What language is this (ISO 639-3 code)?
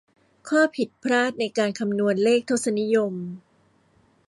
tha